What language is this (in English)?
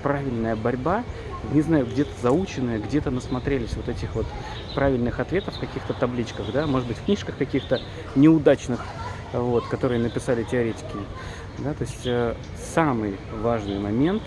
Russian